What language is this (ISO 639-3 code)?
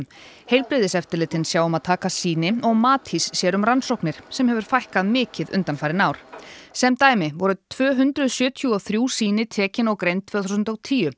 isl